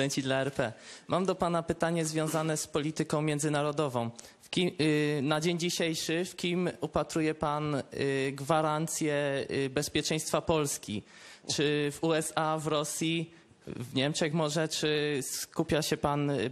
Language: Polish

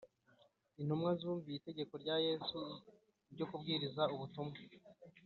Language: Kinyarwanda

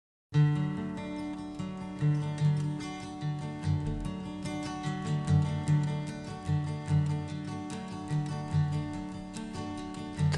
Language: Italian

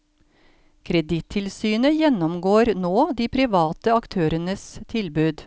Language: Norwegian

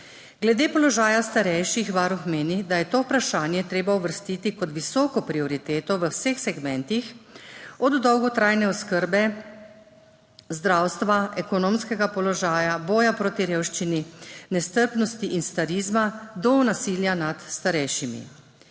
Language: Slovenian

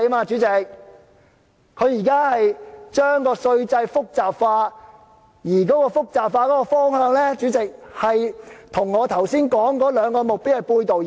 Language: Cantonese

